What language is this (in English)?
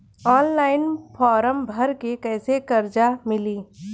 Bhojpuri